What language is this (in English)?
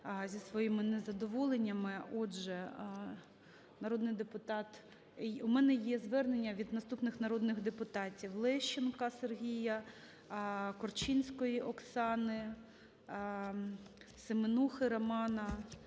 Ukrainian